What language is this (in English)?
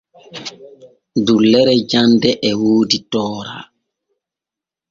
Borgu Fulfulde